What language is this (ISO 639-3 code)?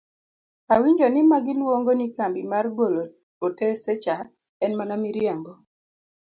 luo